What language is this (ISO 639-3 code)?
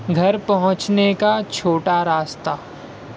urd